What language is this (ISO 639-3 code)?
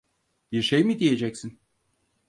tur